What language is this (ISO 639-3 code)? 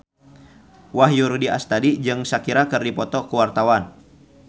sun